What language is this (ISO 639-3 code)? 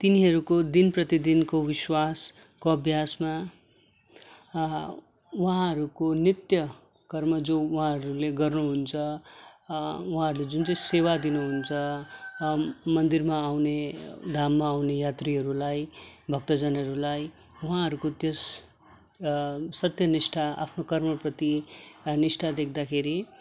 nep